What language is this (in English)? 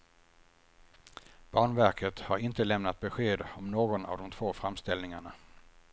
Swedish